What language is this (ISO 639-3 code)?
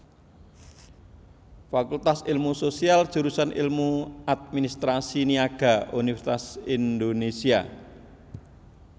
jav